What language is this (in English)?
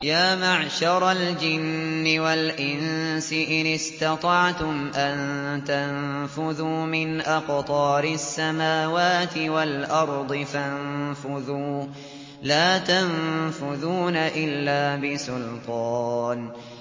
Arabic